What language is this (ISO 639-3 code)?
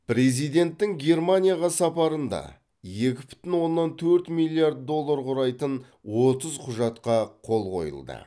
kaz